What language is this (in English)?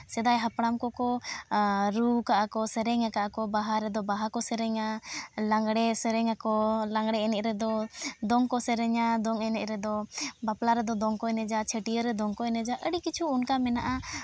Santali